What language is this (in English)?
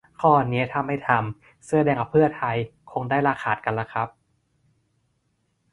Thai